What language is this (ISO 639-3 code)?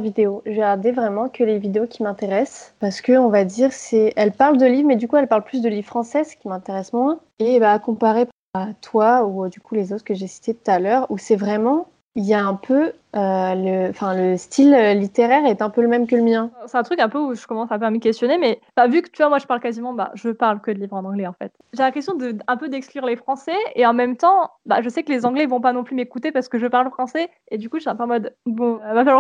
fra